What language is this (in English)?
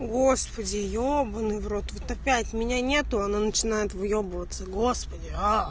Russian